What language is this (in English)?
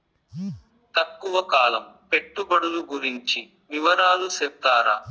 Telugu